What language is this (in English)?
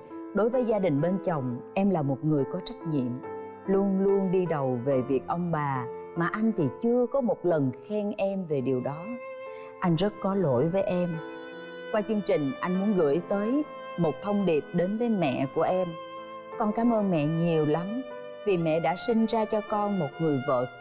Vietnamese